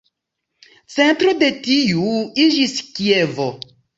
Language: Esperanto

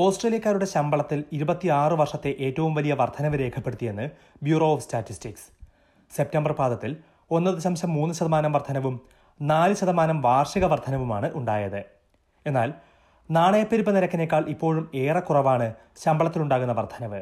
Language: Malayalam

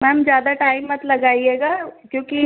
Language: Hindi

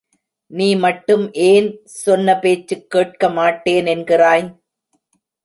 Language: Tamil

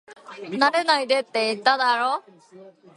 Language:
Japanese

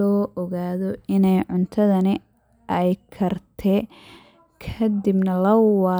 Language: Somali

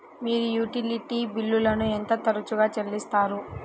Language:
Telugu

